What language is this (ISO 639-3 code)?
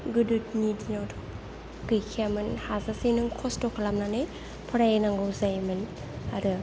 brx